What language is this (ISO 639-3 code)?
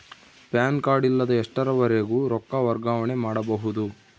kan